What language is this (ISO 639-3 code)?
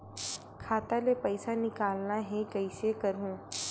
hne